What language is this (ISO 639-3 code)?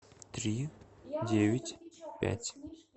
rus